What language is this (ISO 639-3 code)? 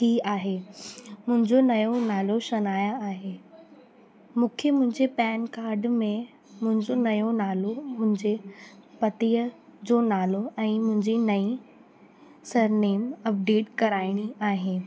snd